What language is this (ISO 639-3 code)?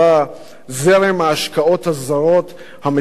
heb